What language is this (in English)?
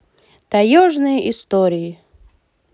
Russian